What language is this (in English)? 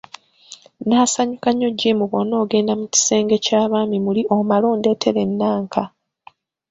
Ganda